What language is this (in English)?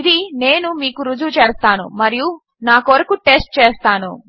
Telugu